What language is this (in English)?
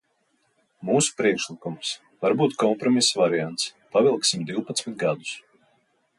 Latvian